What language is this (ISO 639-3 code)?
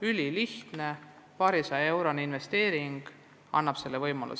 est